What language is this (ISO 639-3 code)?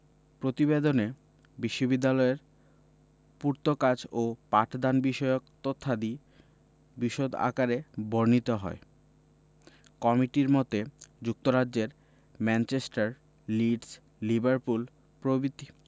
ben